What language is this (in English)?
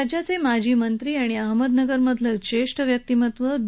Marathi